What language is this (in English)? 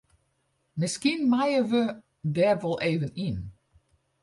Western Frisian